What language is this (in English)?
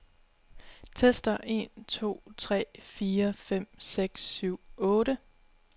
Danish